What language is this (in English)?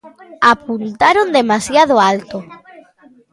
Galician